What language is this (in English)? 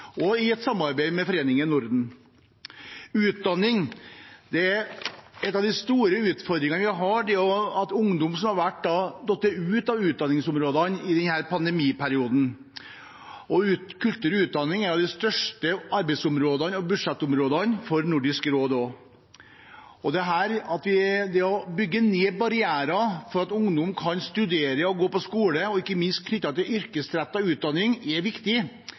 Norwegian Bokmål